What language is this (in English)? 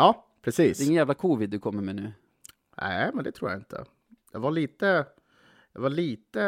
Swedish